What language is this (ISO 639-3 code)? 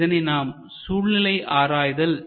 tam